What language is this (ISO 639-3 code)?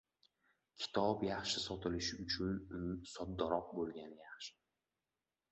uzb